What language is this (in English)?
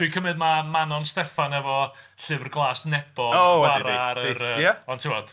Welsh